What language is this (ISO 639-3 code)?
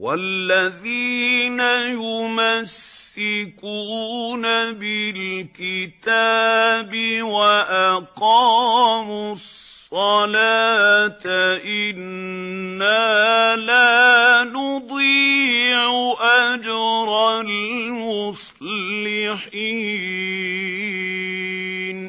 ara